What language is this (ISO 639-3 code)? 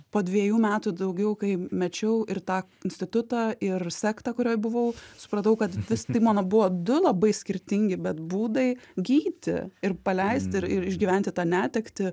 lit